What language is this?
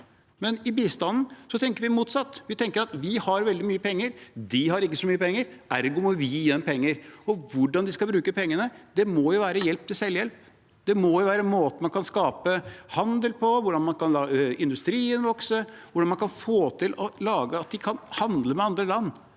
Norwegian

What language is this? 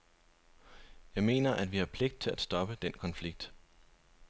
Danish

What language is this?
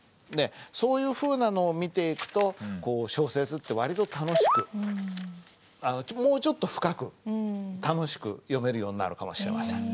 Japanese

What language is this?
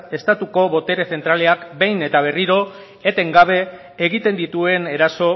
Basque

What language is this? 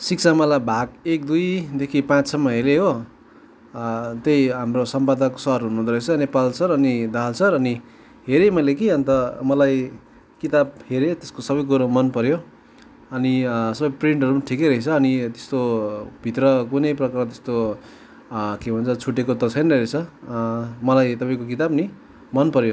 Nepali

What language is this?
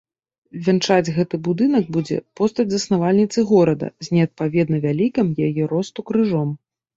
Belarusian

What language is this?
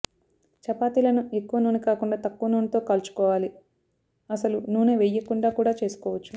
Telugu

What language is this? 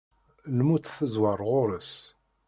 Kabyle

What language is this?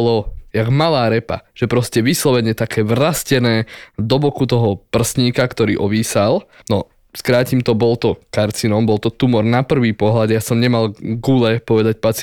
Slovak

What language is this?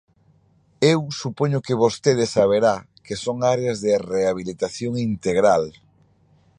Galician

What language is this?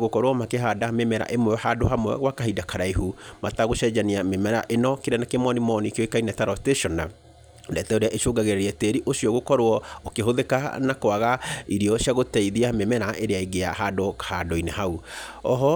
Kikuyu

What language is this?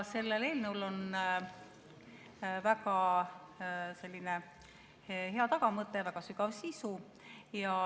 Estonian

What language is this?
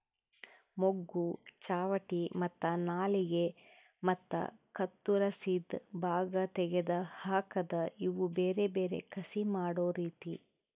Kannada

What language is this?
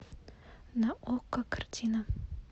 Russian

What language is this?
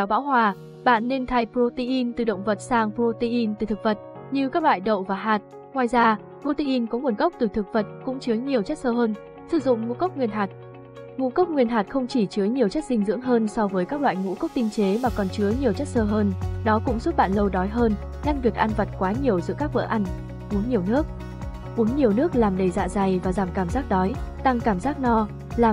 Vietnamese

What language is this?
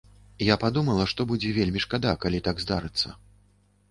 Belarusian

